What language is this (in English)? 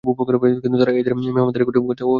Bangla